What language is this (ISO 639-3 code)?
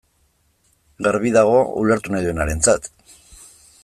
eus